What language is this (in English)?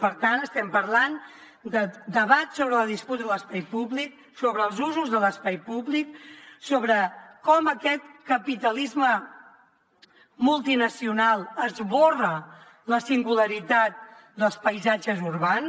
Catalan